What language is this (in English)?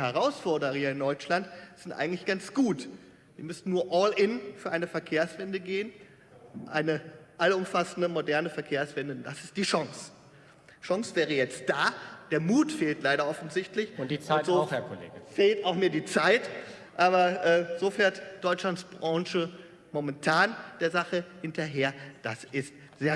German